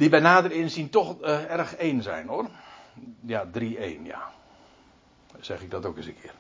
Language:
Dutch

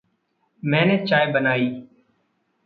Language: Hindi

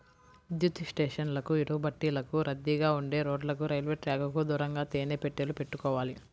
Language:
Telugu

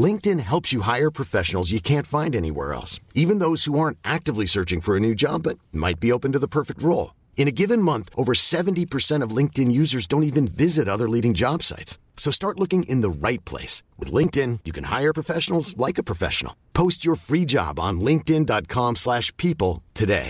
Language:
Persian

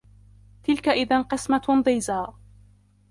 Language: Arabic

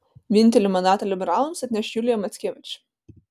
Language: Lithuanian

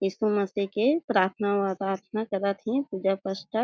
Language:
Chhattisgarhi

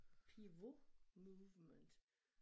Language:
Danish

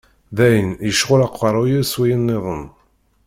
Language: Kabyle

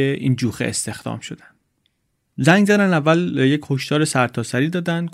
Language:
Persian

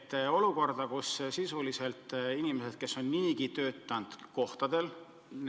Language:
Estonian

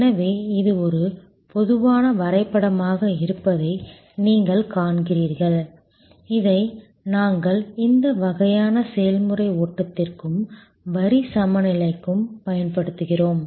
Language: Tamil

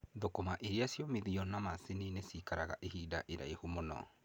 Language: Kikuyu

